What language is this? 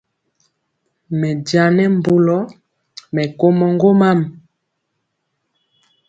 Mpiemo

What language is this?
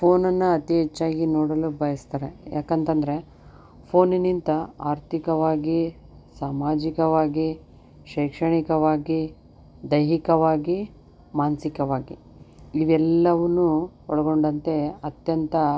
Kannada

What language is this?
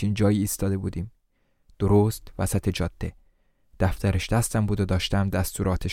Persian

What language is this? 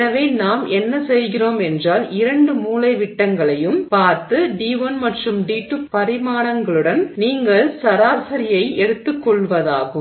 Tamil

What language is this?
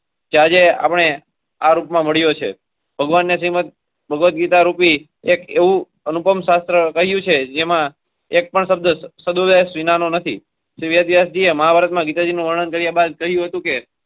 Gujarati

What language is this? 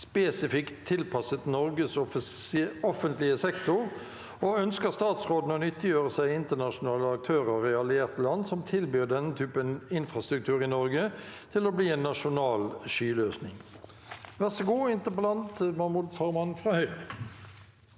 Norwegian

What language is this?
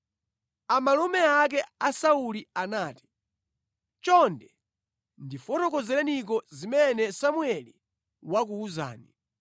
Nyanja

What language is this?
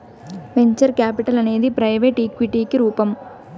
Telugu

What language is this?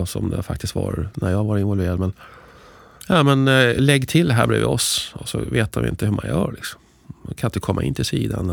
Swedish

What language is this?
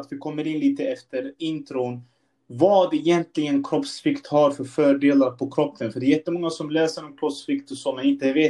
Swedish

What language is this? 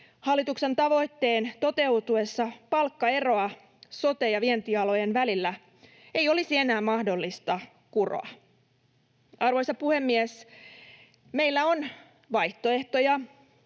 Finnish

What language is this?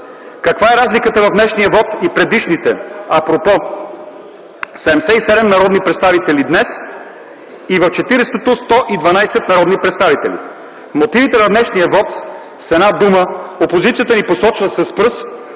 Bulgarian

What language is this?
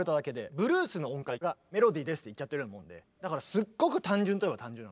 Japanese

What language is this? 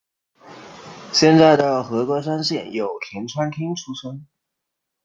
Chinese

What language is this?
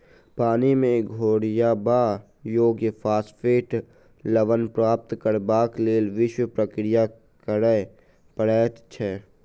Maithili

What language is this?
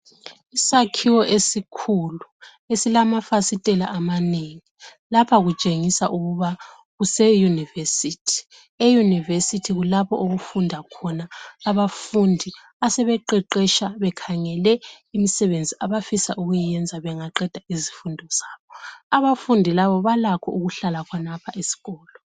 North Ndebele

